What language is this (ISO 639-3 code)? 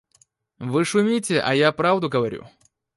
rus